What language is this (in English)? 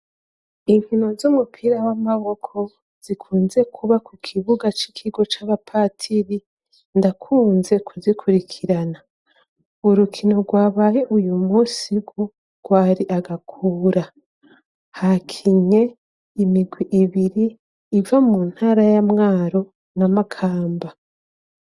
Rundi